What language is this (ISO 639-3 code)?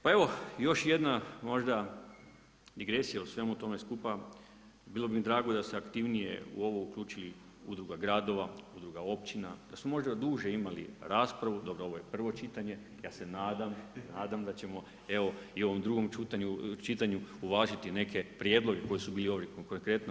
hrv